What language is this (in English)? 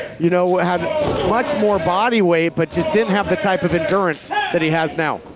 English